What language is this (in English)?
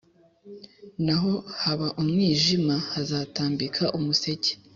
Kinyarwanda